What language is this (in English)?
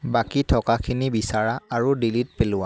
Assamese